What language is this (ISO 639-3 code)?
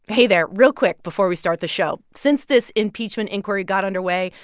eng